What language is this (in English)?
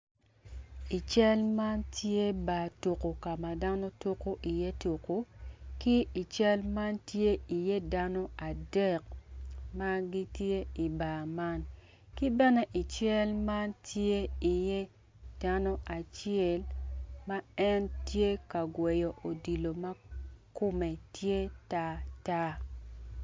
Acoli